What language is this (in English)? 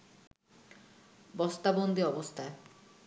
Bangla